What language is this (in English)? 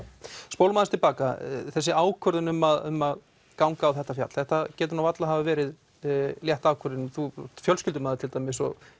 Icelandic